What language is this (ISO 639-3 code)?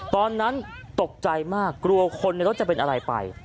tha